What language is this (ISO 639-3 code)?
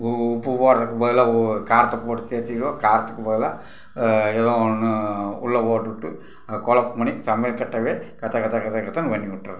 tam